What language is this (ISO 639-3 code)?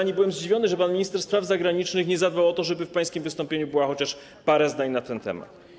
pol